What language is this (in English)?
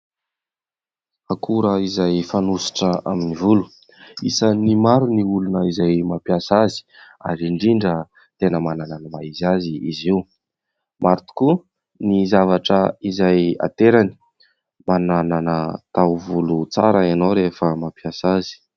Malagasy